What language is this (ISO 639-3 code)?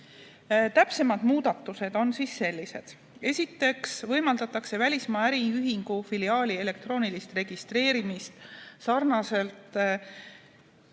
est